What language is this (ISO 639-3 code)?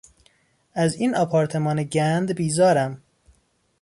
fas